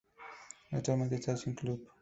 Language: Spanish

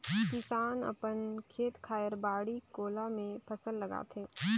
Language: Chhattisgarhi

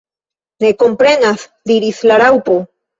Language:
Esperanto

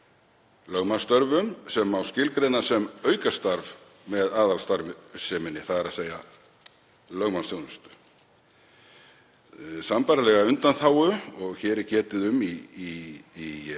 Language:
Icelandic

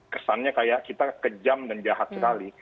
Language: Indonesian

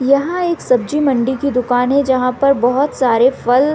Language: Hindi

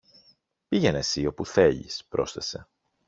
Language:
Greek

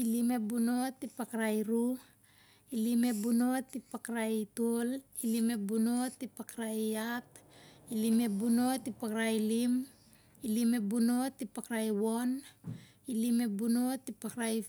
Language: Siar-Lak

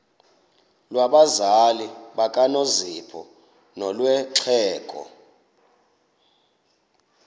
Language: Xhosa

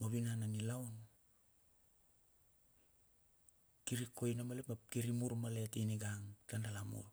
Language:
Bilur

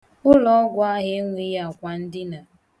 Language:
Igbo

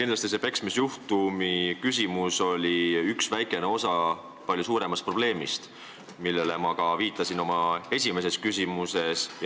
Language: Estonian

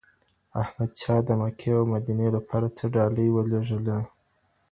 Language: Pashto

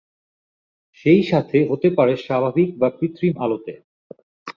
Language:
Bangla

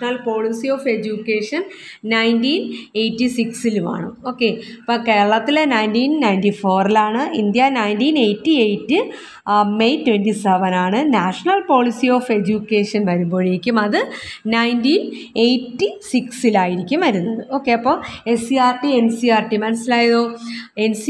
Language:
Malayalam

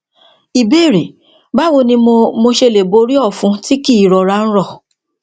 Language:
Yoruba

